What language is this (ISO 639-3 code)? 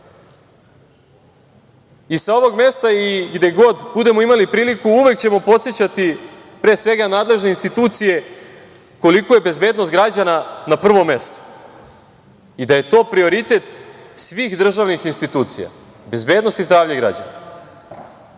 srp